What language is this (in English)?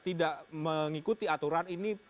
Indonesian